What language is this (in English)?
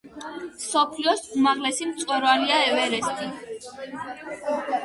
Georgian